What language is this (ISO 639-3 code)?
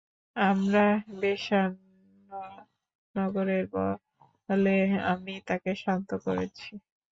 ben